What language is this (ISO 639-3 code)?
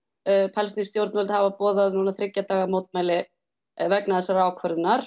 isl